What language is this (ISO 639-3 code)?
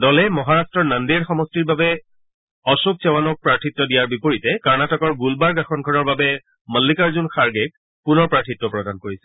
asm